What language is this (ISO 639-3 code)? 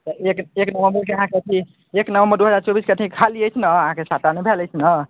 mai